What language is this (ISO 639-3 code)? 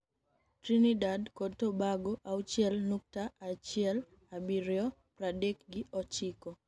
luo